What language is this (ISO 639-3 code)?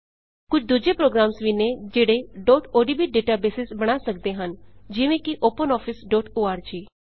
pan